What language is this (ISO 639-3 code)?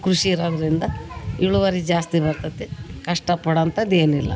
kan